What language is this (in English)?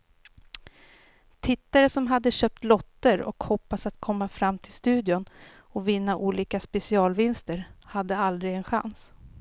Swedish